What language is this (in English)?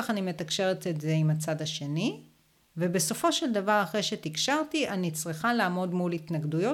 Hebrew